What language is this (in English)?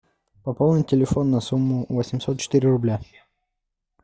Russian